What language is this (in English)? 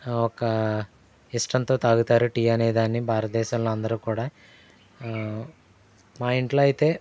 Telugu